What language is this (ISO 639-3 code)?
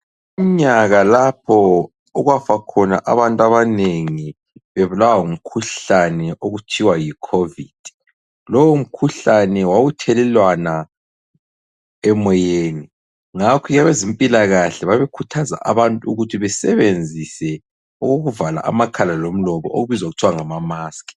nde